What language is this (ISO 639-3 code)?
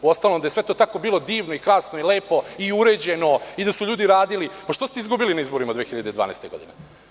srp